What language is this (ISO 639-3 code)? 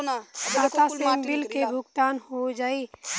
bho